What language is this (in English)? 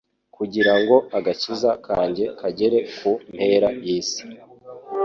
Kinyarwanda